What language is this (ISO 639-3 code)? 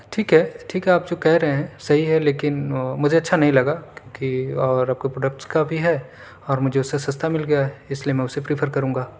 urd